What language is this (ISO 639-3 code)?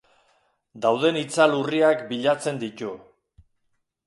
eus